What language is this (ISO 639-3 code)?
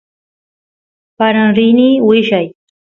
qus